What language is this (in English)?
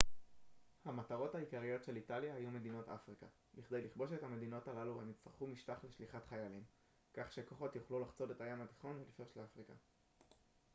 Hebrew